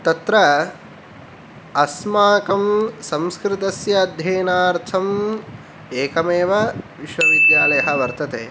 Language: Sanskrit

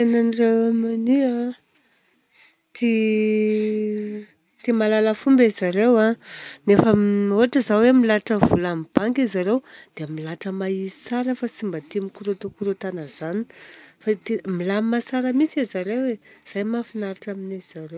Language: Southern Betsimisaraka Malagasy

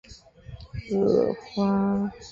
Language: Chinese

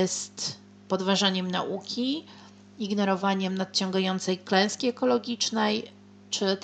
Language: Polish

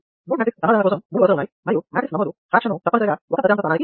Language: Telugu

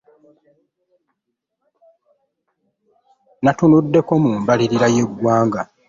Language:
Ganda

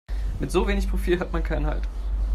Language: German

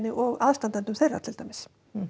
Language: Icelandic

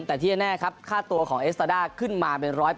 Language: Thai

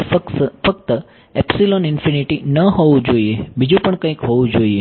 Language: Gujarati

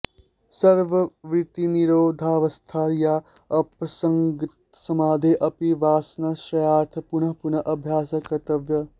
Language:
Sanskrit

